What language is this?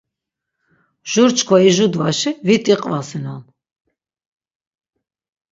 Laz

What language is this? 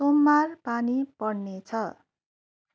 Nepali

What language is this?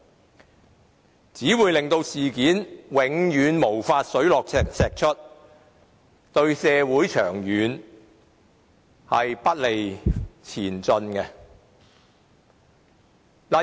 Cantonese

